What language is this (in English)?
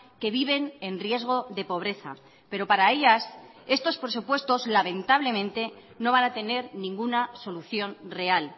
Spanish